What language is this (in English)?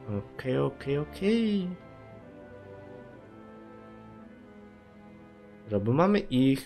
Polish